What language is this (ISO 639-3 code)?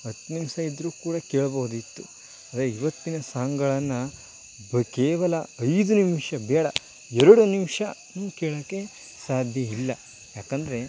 kan